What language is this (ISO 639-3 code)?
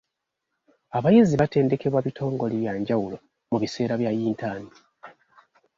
lug